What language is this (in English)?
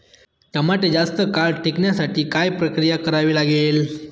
Marathi